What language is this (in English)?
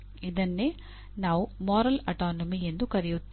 Kannada